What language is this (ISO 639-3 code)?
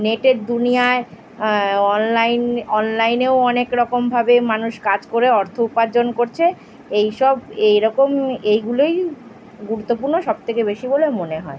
ben